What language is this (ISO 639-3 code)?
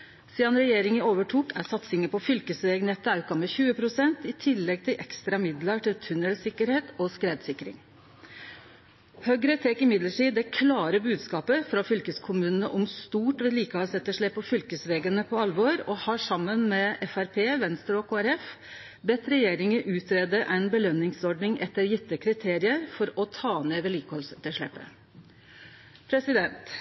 nno